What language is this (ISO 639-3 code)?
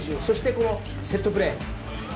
jpn